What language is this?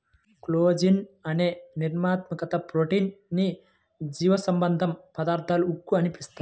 Telugu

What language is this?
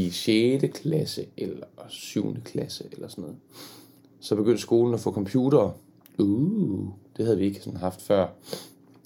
Danish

